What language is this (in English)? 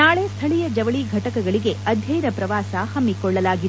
Kannada